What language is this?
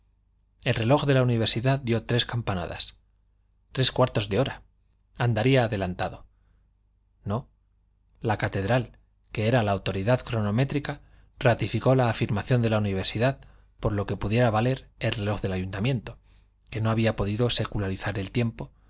Spanish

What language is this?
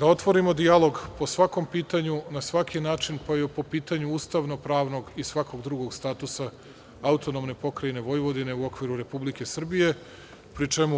Serbian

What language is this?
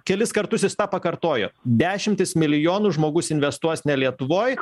Lithuanian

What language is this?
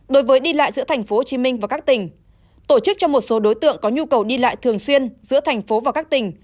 Vietnamese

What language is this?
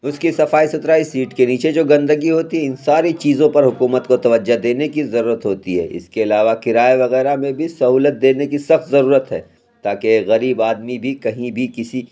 Urdu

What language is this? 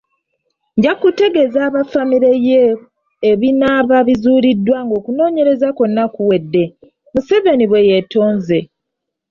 Ganda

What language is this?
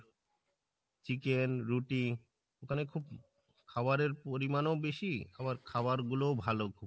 Bangla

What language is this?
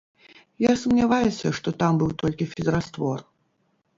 Belarusian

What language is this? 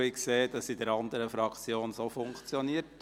Swiss German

